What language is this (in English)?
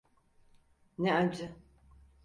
Turkish